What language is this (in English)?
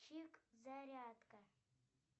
Russian